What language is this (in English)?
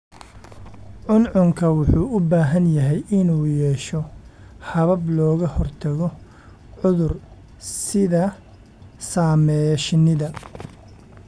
Somali